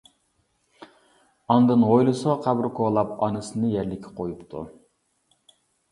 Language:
Uyghur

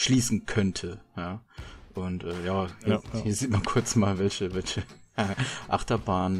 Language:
German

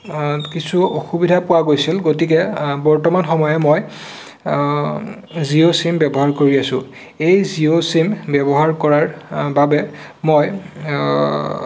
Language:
Assamese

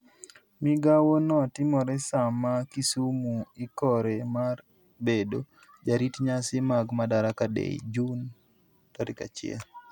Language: Luo (Kenya and Tanzania)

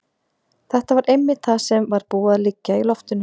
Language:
Icelandic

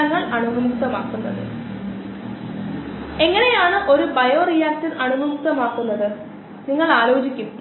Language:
Malayalam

